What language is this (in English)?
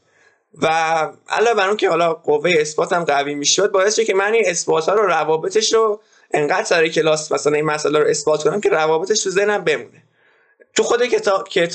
Persian